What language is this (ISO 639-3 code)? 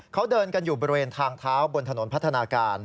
tha